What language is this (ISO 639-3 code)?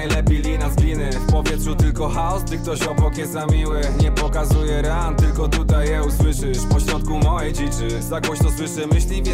pol